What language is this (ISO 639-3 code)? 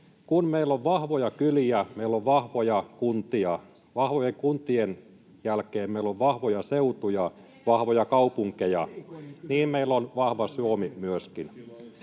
fin